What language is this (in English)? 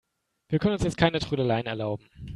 German